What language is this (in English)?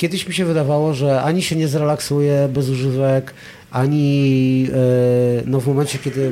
Polish